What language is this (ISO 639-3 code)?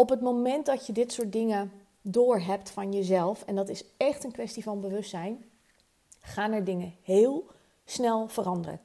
nld